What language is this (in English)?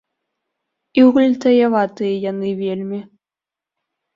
Belarusian